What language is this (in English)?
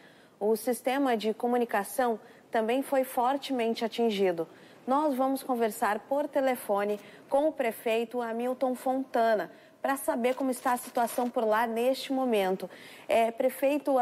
Portuguese